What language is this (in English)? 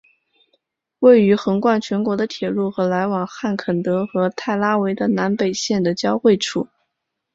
Chinese